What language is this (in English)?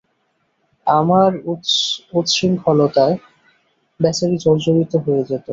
Bangla